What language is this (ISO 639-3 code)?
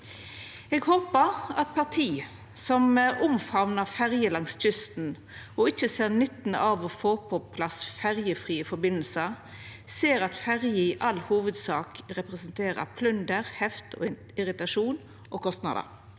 nor